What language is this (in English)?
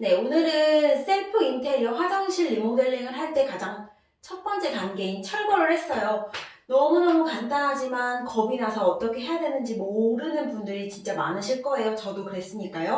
Korean